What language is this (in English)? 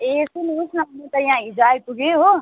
Nepali